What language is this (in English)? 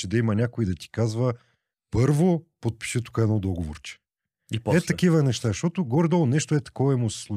Bulgarian